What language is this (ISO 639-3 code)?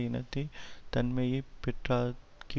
tam